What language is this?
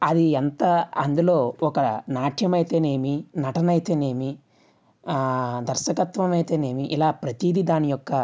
Telugu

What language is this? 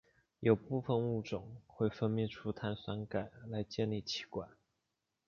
Chinese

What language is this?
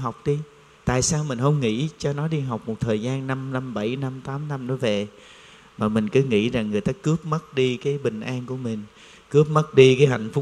Vietnamese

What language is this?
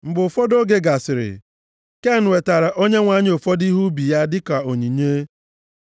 Igbo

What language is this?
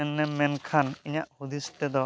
Santali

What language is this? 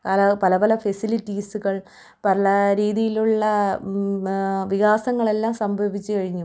Malayalam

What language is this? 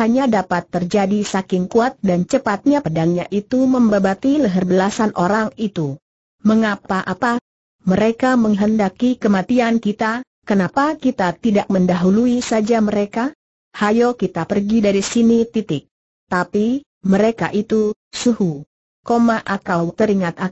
Indonesian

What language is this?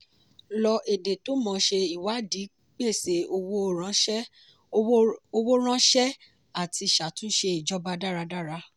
Yoruba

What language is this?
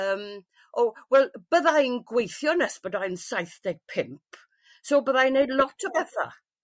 Welsh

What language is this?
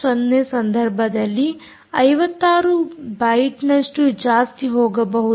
Kannada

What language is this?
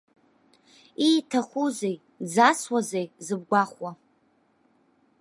Abkhazian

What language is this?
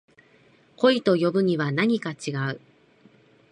Japanese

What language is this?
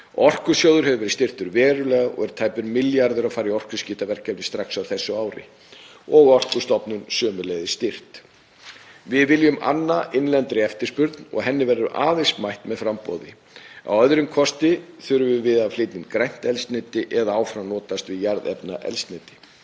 Icelandic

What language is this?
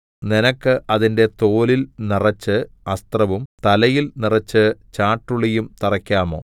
Malayalam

